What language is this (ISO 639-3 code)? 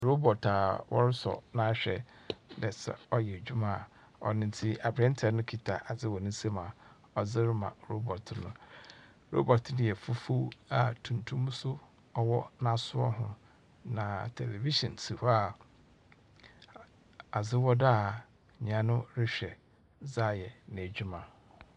aka